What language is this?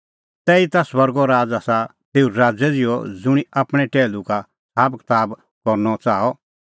Kullu Pahari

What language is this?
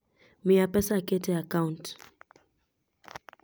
Luo (Kenya and Tanzania)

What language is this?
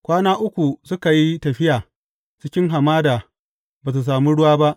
Hausa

